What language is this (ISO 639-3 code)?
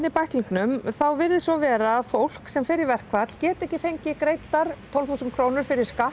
isl